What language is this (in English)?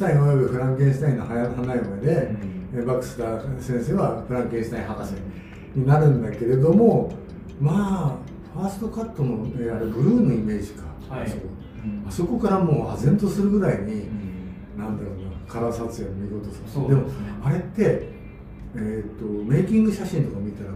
Japanese